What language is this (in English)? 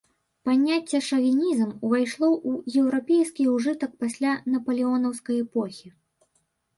Belarusian